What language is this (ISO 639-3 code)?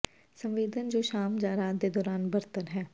pan